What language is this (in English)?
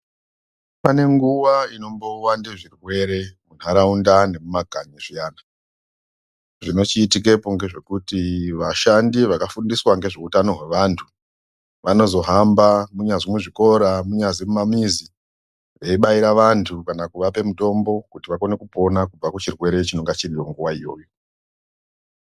Ndau